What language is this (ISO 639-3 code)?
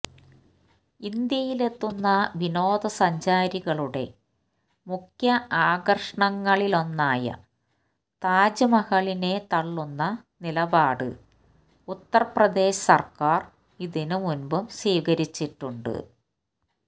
mal